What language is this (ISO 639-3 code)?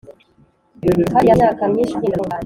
kin